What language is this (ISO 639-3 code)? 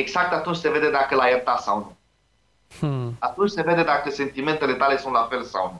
ron